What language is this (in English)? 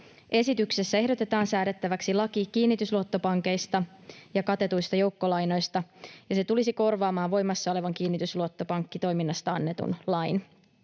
Finnish